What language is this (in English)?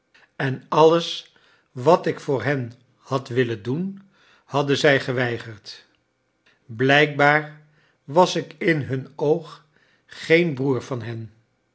Dutch